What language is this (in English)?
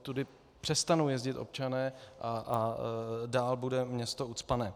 Czech